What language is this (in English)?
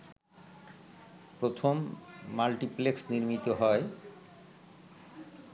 Bangla